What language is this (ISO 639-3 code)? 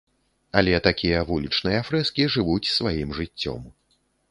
bel